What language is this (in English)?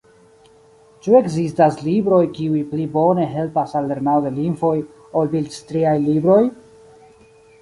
Esperanto